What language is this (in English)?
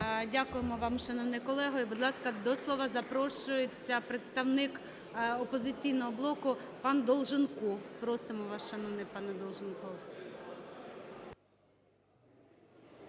Ukrainian